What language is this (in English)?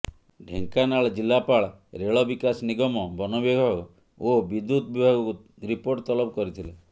Odia